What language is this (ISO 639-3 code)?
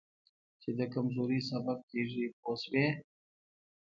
pus